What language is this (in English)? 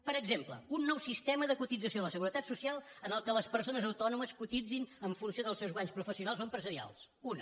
Catalan